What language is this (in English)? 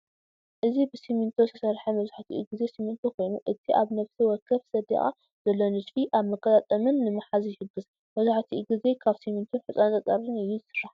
Tigrinya